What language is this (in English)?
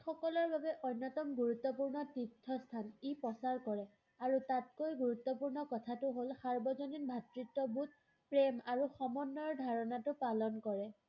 Assamese